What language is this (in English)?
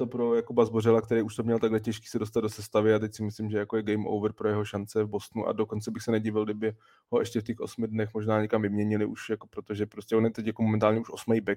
Czech